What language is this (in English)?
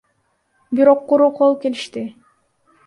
Kyrgyz